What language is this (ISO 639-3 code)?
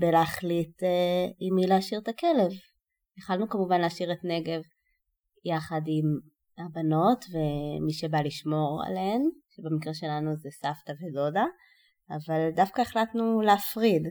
heb